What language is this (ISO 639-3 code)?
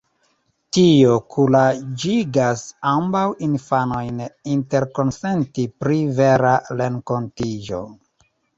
epo